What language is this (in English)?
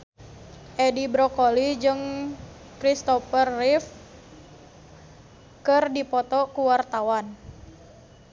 Sundanese